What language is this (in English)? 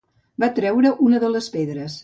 Catalan